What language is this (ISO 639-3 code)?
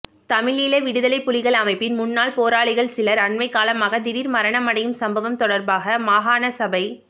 tam